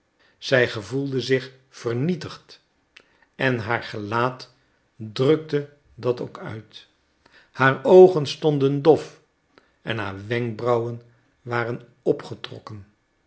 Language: Dutch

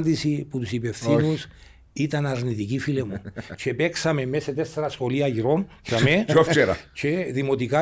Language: Greek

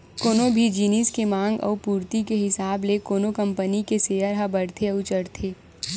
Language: Chhattisgarhi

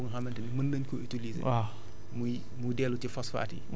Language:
Wolof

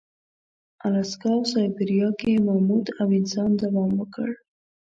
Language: Pashto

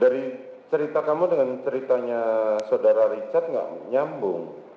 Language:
Indonesian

